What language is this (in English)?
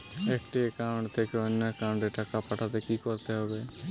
Bangla